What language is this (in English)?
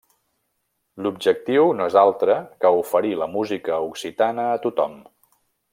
Catalan